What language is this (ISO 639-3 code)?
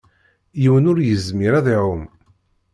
kab